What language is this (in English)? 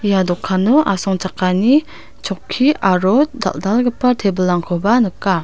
Garo